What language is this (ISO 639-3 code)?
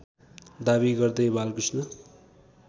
nep